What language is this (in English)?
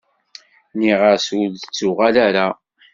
Kabyle